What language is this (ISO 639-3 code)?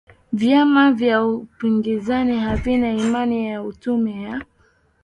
swa